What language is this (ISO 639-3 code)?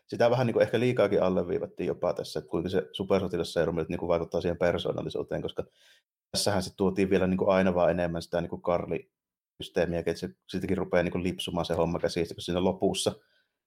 fin